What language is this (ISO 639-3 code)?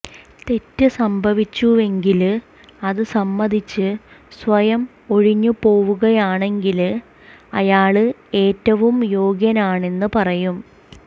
mal